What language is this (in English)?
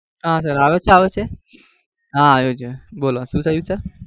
Gujarati